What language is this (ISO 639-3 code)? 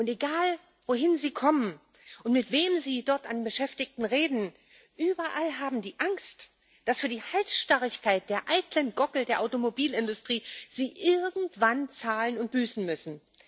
deu